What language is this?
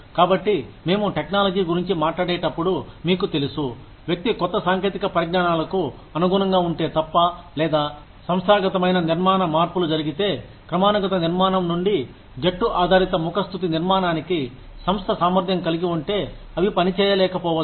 Telugu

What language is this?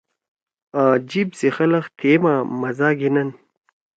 Torwali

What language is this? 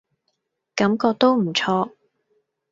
Cantonese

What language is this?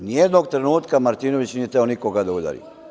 Serbian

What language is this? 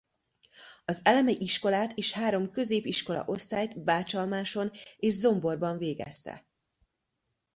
Hungarian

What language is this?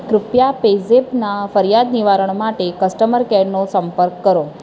Gujarati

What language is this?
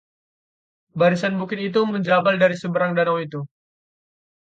Indonesian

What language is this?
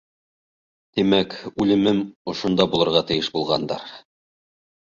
Bashkir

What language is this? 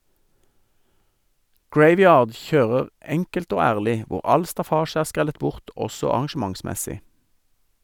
Norwegian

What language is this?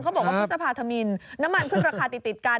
Thai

